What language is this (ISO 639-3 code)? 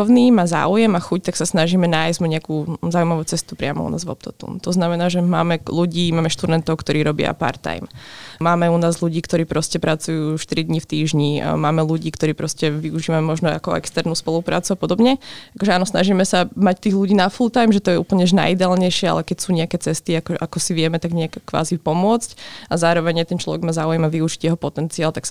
slk